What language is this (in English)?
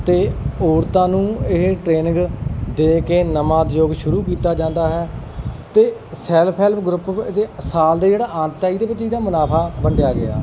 Punjabi